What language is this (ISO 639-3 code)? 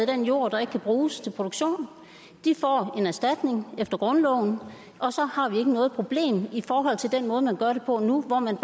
dan